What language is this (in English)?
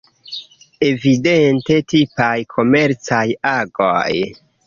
Esperanto